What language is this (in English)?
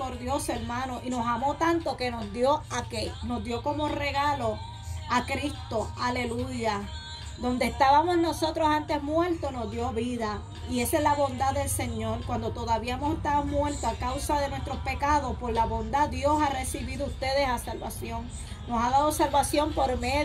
Spanish